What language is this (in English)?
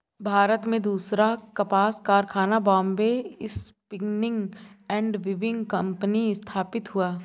Hindi